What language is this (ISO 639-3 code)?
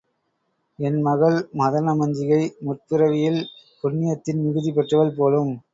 tam